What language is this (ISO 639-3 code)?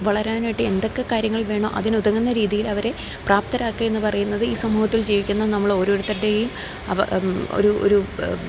mal